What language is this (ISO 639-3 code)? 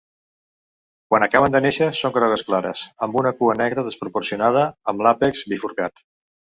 cat